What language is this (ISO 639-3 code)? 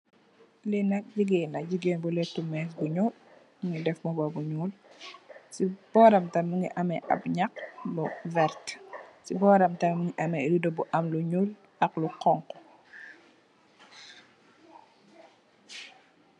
wol